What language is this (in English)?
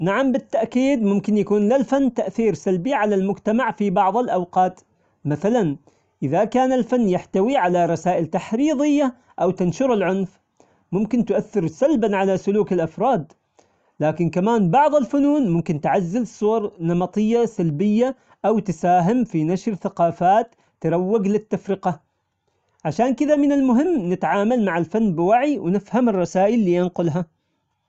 Omani Arabic